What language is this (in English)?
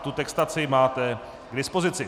Czech